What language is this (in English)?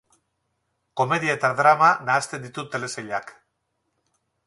Basque